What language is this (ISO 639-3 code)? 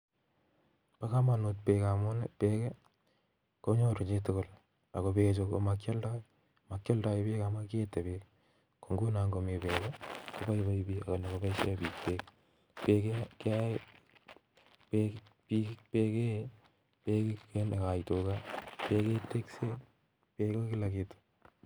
kln